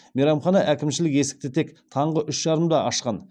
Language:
Kazakh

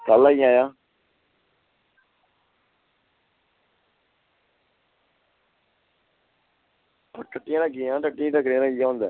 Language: Dogri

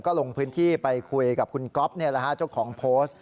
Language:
Thai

